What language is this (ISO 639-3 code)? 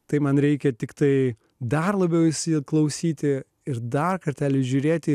lit